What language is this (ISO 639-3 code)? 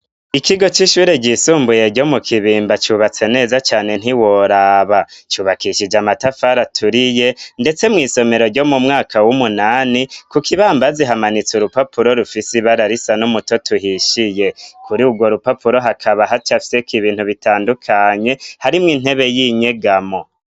run